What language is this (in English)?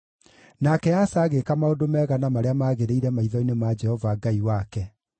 Kikuyu